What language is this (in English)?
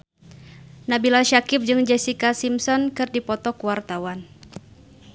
Sundanese